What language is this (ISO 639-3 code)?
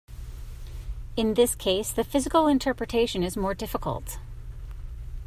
eng